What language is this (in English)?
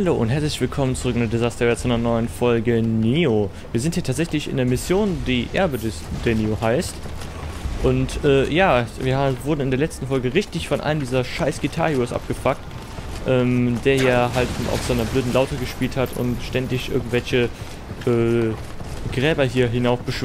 German